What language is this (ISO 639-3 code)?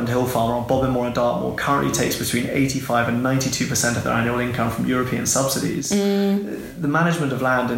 eng